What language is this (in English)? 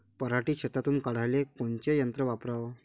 Marathi